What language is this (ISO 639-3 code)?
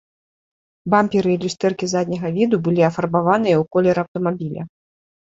bel